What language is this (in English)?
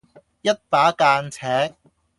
Cantonese